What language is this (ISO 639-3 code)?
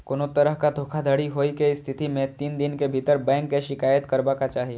mai